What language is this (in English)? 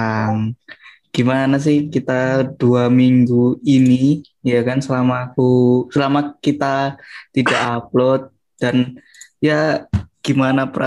Indonesian